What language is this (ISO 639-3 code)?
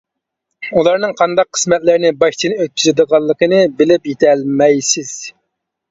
uig